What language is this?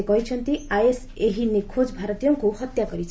Odia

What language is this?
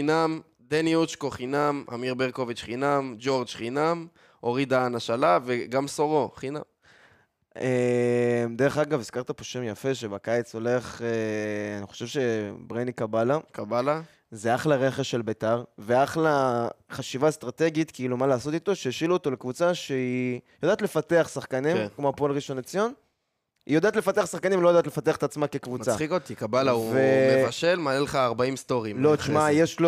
Hebrew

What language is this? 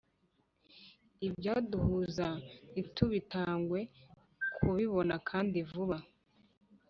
Kinyarwanda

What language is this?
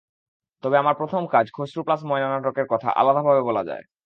Bangla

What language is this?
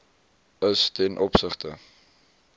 Afrikaans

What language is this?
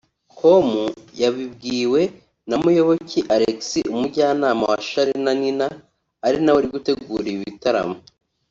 Kinyarwanda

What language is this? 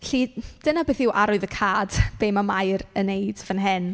Welsh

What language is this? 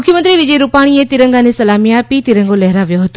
Gujarati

